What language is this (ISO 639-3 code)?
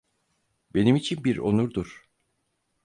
tur